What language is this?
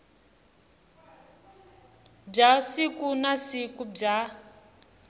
Tsonga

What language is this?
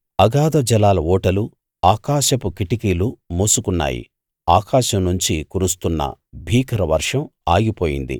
Telugu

